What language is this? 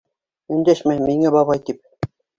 Bashkir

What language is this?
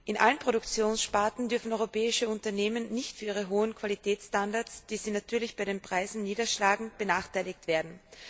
German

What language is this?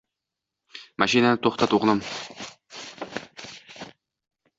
Uzbek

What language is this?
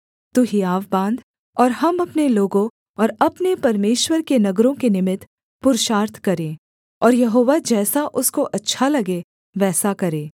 Hindi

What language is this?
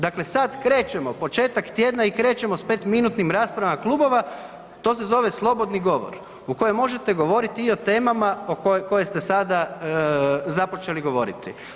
Croatian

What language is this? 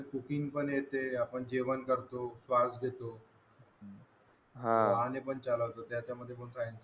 Marathi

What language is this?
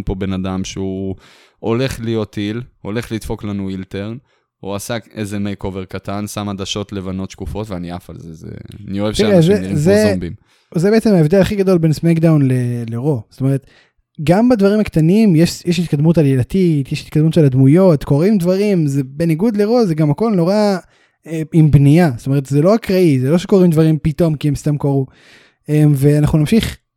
Hebrew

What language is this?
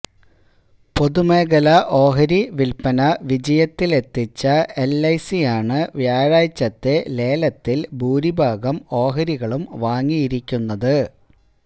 Malayalam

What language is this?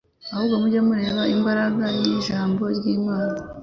Kinyarwanda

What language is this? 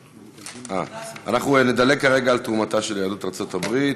Hebrew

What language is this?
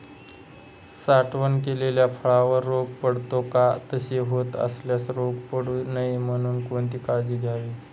Marathi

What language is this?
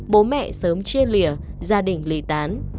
Vietnamese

